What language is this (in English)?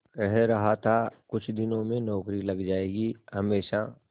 Hindi